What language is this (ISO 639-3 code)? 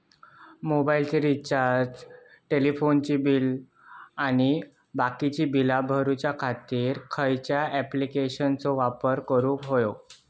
mar